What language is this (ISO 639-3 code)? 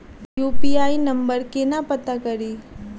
mai